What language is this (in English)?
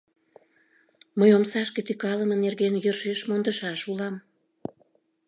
Mari